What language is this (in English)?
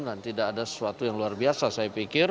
Indonesian